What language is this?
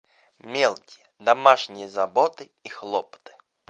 Russian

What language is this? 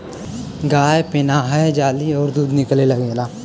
Bhojpuri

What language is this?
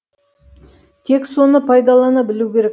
Kazakh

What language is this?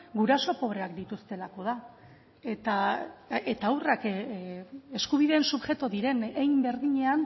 Basque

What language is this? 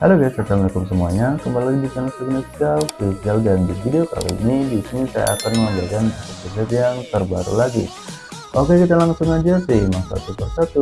Indonesian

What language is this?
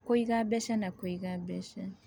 Kikuyu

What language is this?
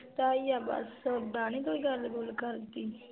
Punjabi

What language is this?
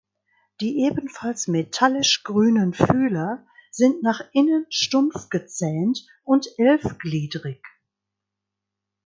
German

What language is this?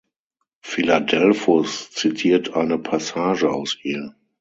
German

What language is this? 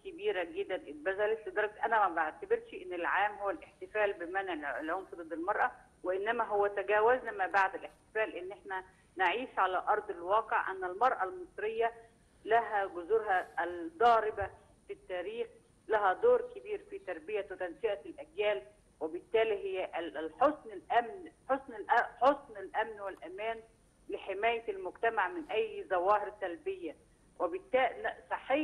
Arabic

